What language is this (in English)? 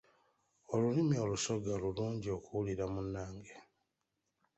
Ganda